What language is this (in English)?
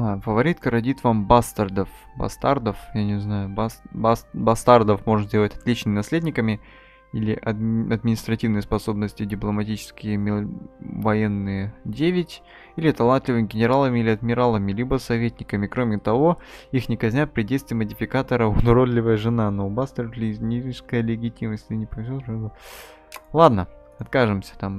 Russian